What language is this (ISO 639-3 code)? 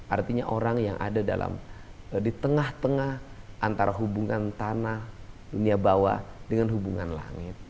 ind